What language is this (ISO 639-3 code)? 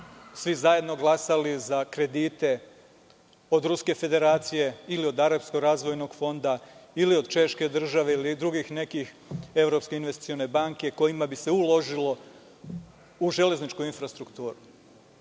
srp